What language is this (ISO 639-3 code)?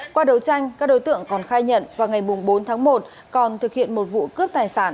vie